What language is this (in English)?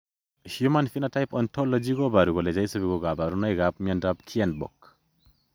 Kalenjin